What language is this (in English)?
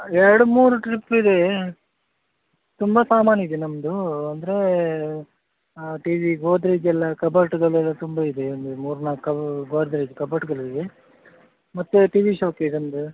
Kannada